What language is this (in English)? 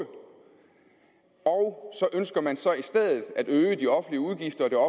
Danish